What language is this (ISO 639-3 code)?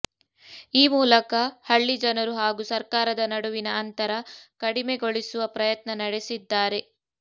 kan